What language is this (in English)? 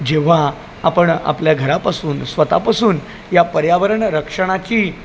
Marathi